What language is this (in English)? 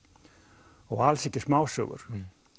Icelandic